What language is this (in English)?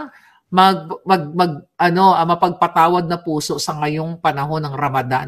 Filipino